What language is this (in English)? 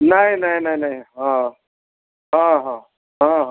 Odia